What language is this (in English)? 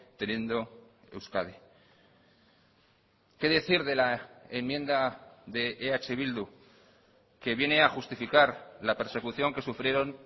Spanish